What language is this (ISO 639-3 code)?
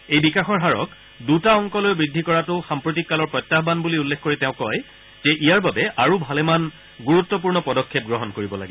asm